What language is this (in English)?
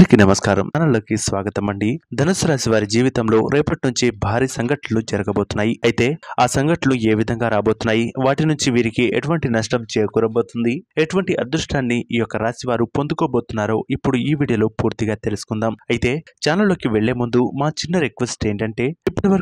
Telugu